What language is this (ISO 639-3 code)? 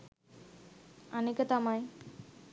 sin